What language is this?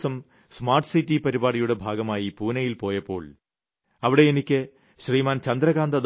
Malayalam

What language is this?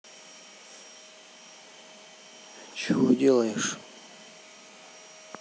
Russian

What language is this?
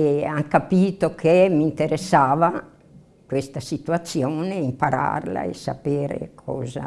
Italian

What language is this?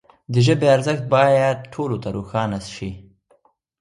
Pashto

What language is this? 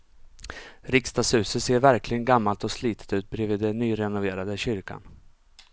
Swedish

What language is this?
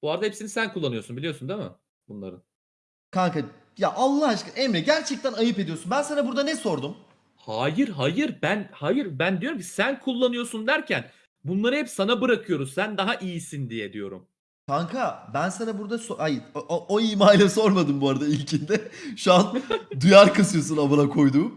Turkish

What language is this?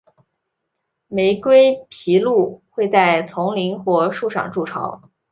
Chinese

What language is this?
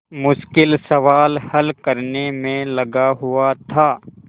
Hindi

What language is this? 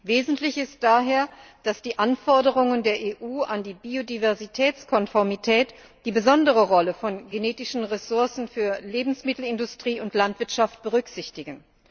German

